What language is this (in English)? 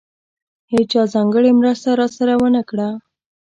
Pashto